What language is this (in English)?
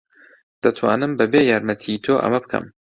Central Kurdish